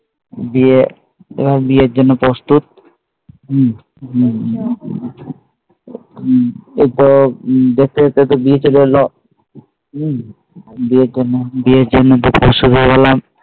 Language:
Bangla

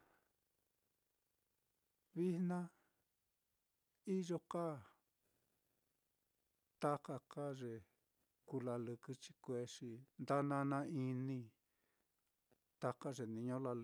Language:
Mitlatongo Mixtec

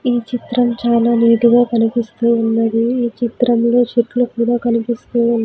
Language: Telugu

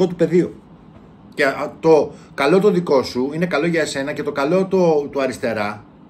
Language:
Greek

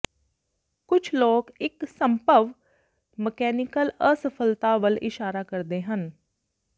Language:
Punjabi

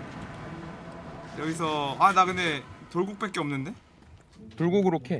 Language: Korean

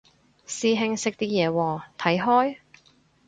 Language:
Cantonese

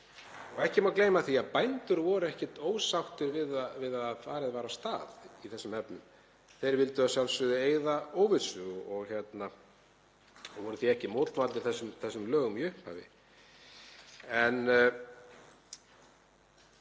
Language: Icelandic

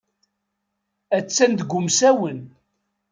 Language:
Kabyle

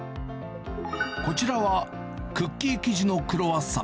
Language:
Japanese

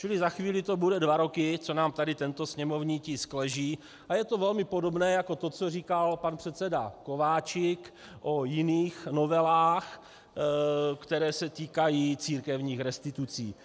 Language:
Czech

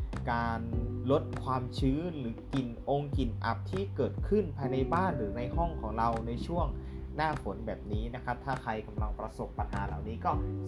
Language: Thai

